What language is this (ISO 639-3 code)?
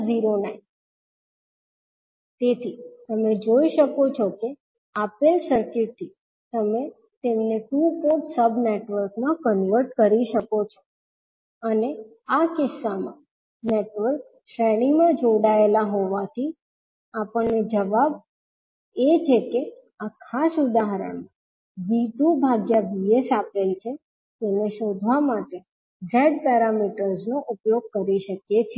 guj